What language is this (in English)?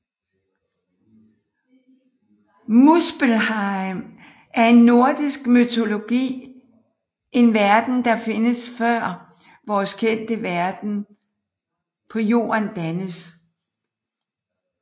Danish